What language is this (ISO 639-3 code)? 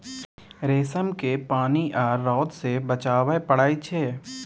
mai